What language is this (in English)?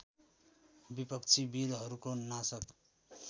Nepali